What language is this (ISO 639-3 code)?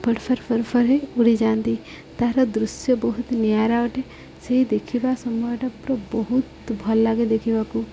ori